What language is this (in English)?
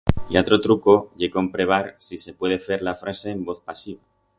Aragonese